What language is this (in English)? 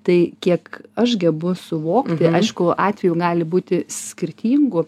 Lithuanian